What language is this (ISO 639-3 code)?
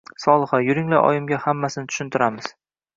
uzb